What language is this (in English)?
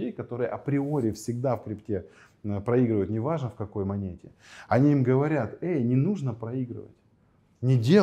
Russian